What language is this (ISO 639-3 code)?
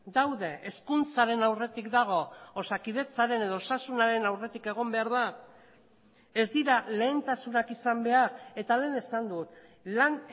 eus